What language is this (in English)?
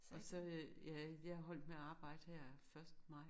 Danish